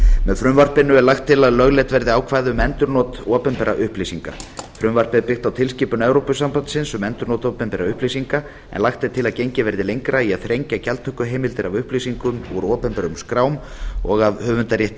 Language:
Icelandic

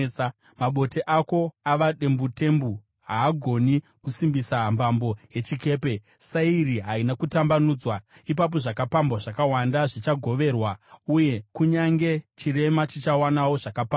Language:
Shona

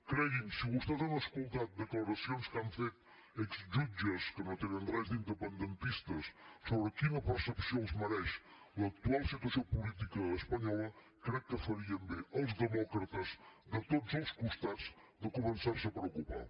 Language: Catalan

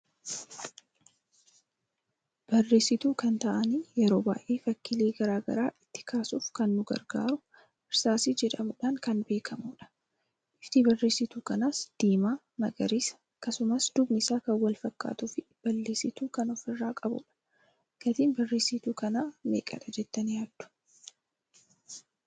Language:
Oromo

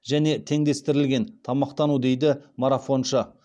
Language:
Kazakh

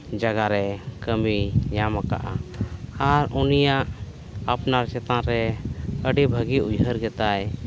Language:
Santali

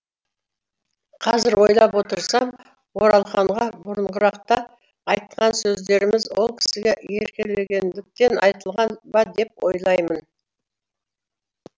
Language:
Kazakh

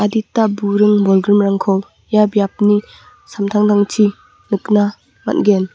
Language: Garo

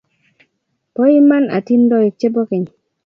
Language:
Kalenjin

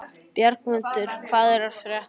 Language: Icelandic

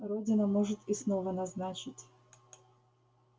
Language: Russian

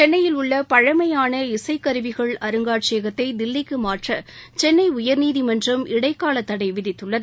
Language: Tamil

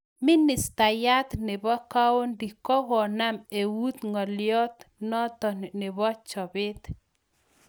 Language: Kalenjin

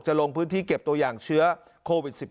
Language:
Thai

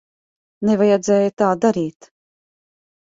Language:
Latvian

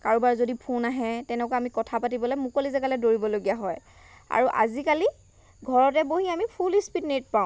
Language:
Assamese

